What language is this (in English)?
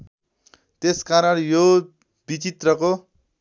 Nepali